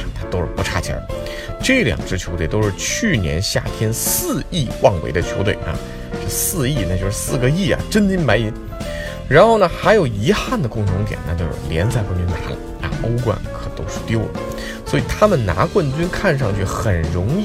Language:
Chinese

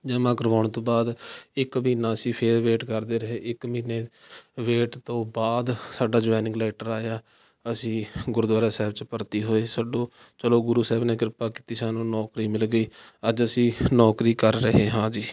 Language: Punjabi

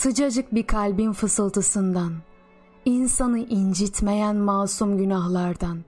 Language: Turkish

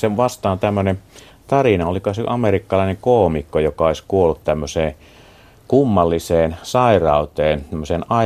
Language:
Finnish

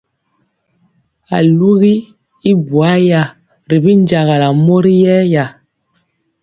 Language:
Mpiemo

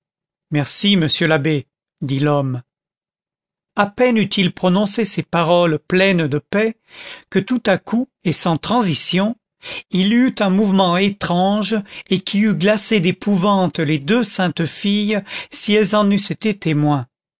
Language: French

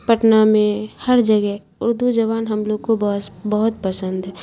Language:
Urdu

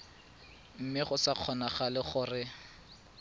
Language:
Tswana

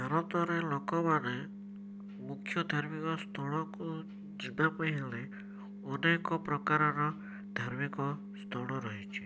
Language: Odia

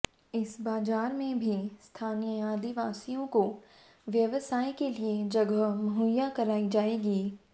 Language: Hindi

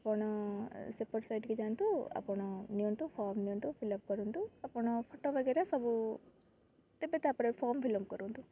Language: Odia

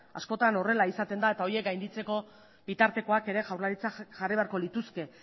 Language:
Basque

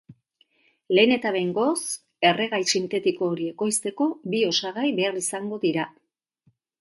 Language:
Basque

